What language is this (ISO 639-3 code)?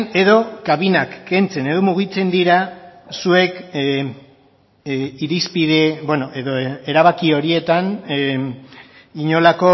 eus